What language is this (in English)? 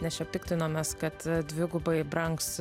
Lithuanian